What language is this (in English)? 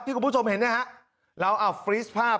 Thai